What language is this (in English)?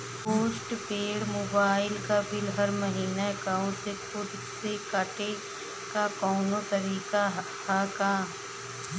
Bhojpuri